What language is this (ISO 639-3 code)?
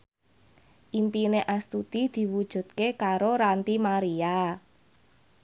jav